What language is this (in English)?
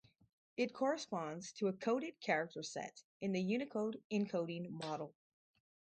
English